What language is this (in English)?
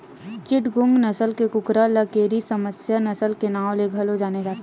Chhattisgarhi